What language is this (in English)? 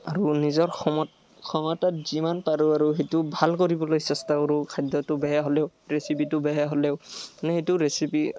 Assamese